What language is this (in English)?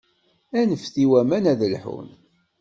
Kabyle